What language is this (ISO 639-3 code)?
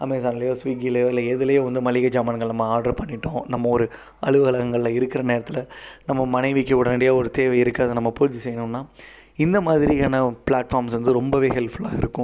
tam